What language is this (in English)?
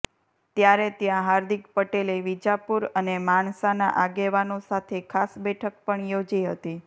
Gujarati